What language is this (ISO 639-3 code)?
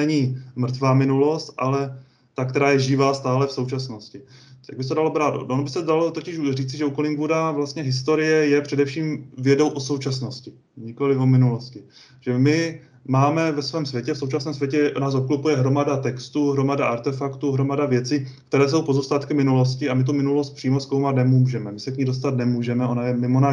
ces